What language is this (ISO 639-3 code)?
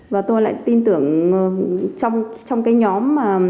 vie